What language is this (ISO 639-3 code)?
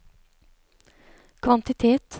nor